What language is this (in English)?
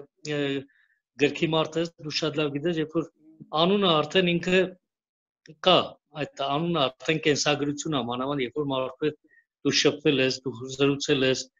Turkish